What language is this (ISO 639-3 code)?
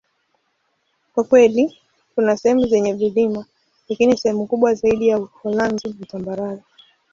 swa